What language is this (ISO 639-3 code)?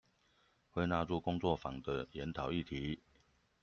zho